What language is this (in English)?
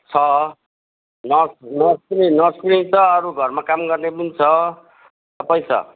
Nepali